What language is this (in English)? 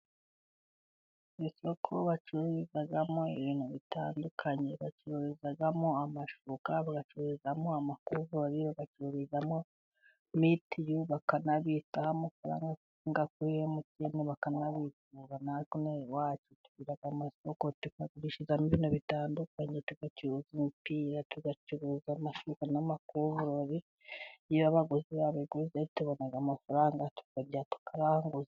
Kinyarwanda